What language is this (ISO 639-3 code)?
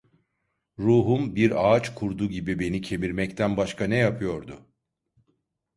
tur